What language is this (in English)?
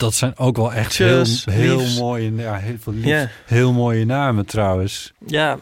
Dutch